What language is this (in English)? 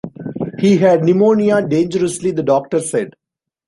English